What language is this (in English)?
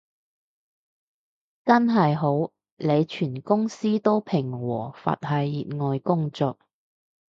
Cantonese